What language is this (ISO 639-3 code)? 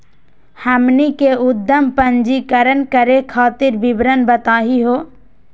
mag